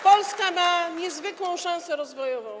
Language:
Polish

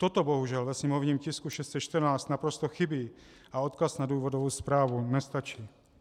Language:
Czech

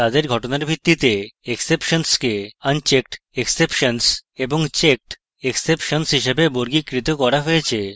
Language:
Bangla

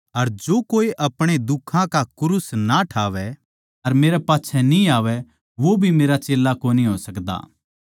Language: Haryanvi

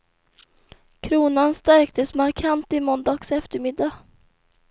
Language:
Swedish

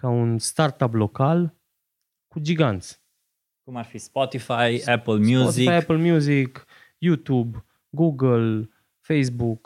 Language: Romanian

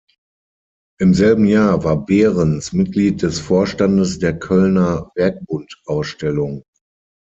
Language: German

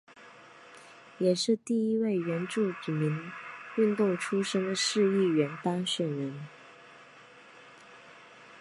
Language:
Chinese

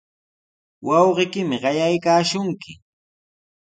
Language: Sihuas Ancash Quechua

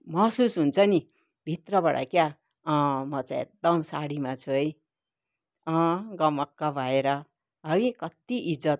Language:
Nepali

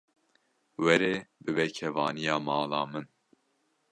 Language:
Kurdish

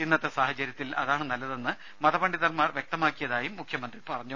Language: Malayalam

